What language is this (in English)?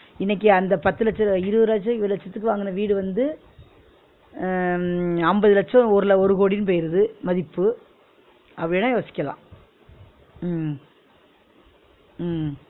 Tamil